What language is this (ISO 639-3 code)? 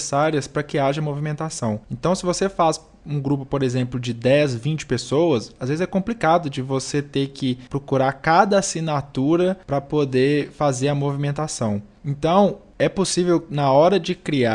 por